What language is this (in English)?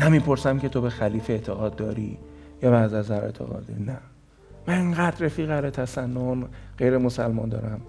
Persian